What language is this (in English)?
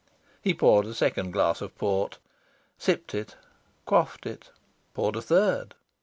English